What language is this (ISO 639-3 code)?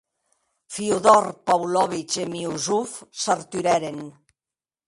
oci